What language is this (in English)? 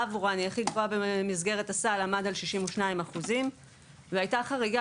Hebrew